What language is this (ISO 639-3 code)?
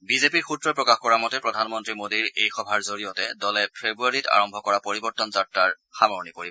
asm